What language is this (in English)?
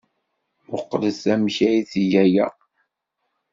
Kabyle